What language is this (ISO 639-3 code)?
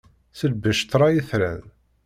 kab